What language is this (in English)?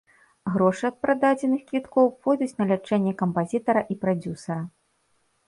Belarusian